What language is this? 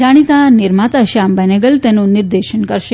Gujarati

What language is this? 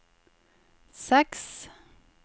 Norwegian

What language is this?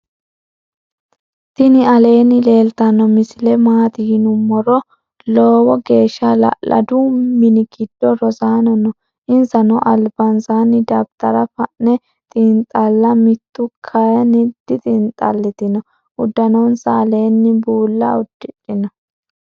Sidamo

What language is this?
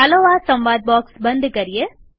Gujarati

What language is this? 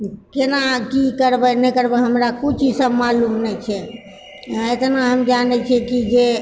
Maithili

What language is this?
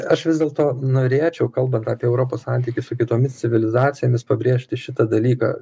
Lithuanian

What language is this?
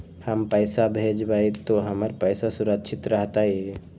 Magahi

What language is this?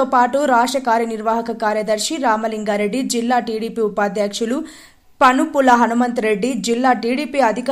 Telugu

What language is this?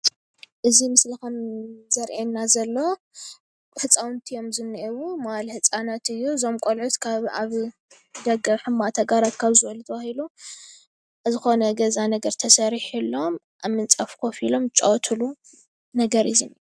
Tigrinya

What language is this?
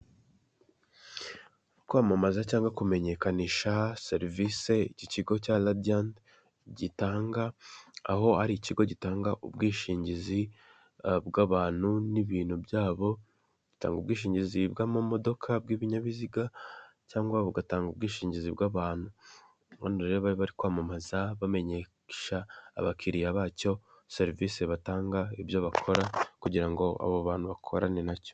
Kinyarwanda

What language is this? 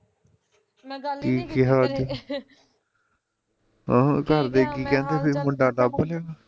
Punjabi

